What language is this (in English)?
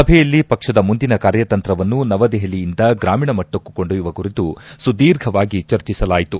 Kannada